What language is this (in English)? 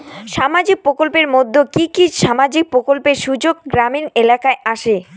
Bangla